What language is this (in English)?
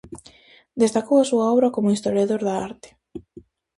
Galician